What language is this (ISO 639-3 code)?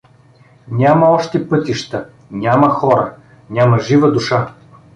bul